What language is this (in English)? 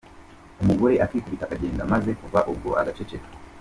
Kinyarwanda